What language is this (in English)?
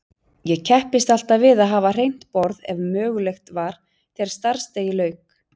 Icelandic